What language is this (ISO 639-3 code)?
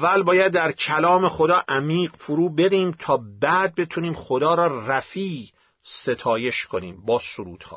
fas